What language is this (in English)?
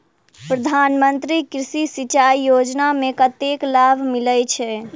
Maithili